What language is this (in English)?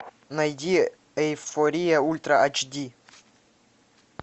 Russian